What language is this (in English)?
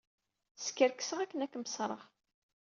Kabyle